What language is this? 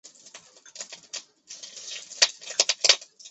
Chinese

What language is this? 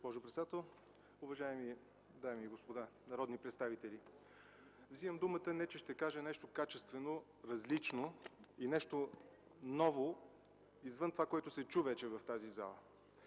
Bulgarian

